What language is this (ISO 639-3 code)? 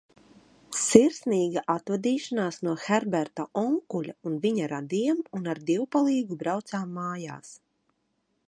lav